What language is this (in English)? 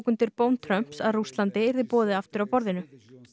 Icelandic